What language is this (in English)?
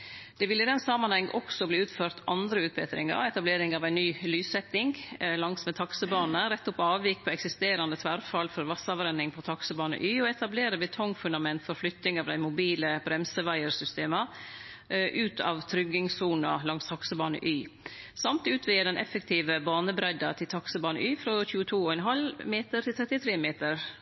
Norwegian Nynorsk